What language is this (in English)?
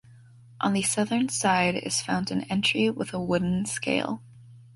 English